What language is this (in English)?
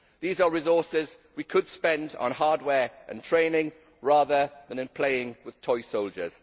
English